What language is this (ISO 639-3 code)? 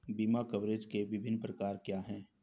hin